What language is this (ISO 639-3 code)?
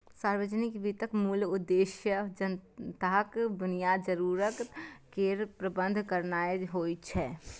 mai